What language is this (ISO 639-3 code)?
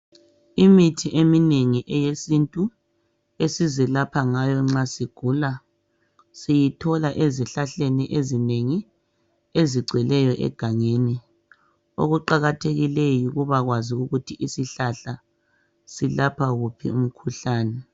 nde